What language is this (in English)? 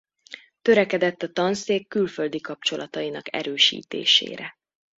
Hungarian